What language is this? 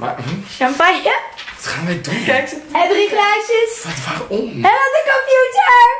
Dutch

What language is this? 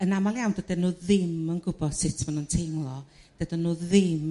Welsh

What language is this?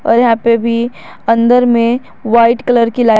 Hindi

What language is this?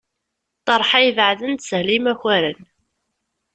Kabyle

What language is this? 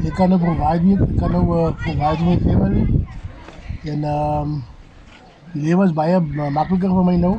Dutch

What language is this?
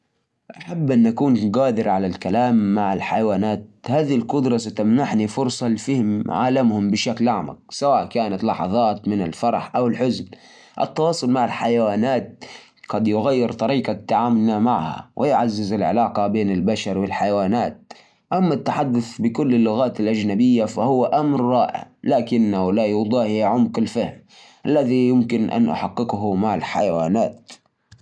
Najdi Arabic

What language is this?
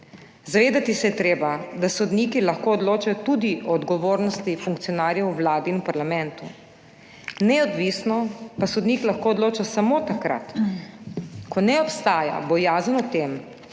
Slovenian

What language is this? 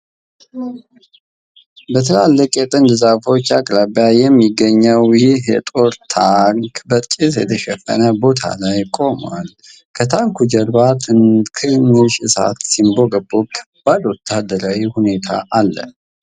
Amharic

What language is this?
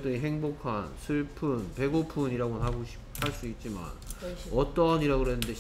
Korean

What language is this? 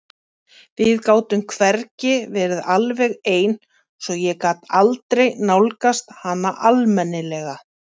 Icelandic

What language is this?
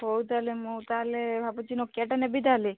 Odia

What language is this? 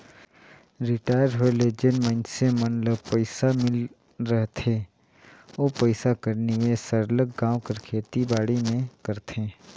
Chhattisgarhi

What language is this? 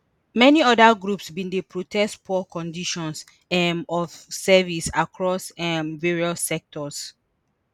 Nigerian Pidgin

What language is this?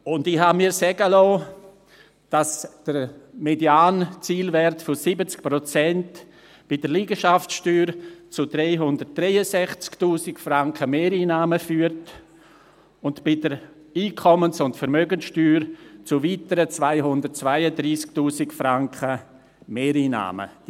Swiss German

